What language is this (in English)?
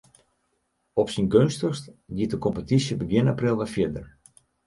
Western Frisian